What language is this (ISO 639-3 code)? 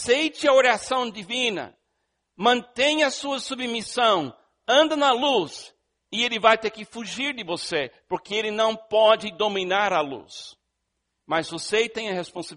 por